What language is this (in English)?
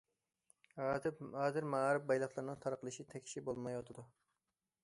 Uyghur